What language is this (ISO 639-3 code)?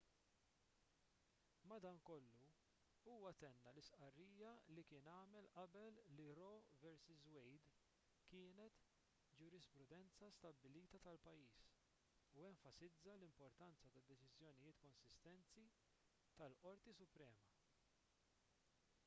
mlt